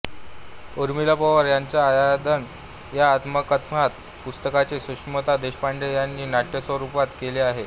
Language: Marathi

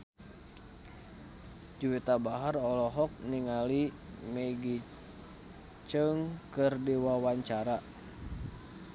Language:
Sundanese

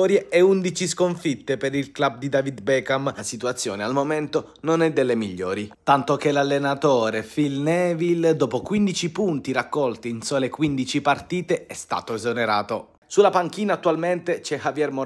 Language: Italian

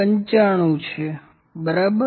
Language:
Gujarati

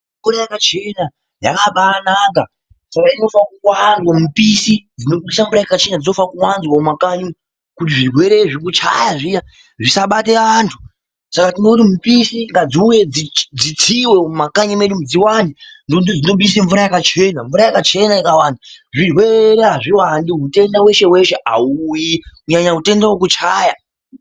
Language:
Ndau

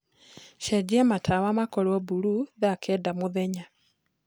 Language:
Kikuyu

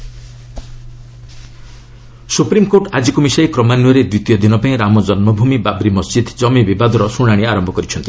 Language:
Odia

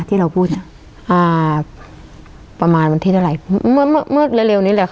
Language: Thai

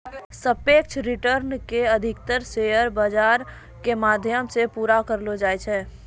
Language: Maithili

